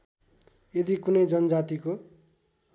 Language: Nepali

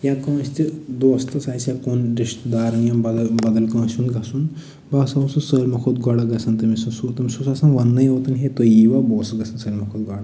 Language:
Kashmiri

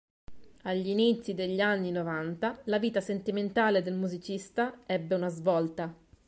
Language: Italian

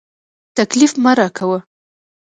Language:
Pashto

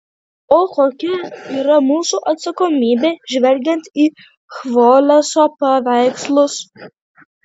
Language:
Lithuanian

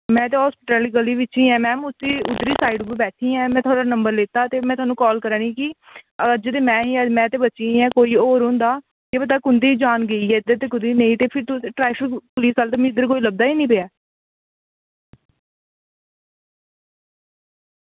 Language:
Dogri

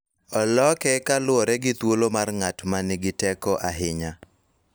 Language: Luo (Kenya and Tanzania)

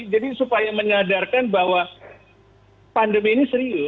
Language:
Indonesian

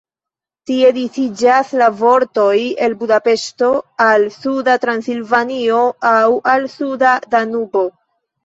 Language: Esperanto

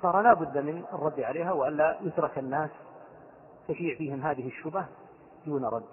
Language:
Arabic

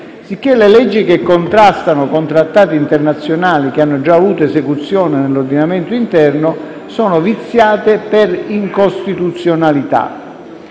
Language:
Italian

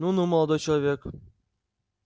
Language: Russian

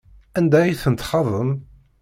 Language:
Kabyle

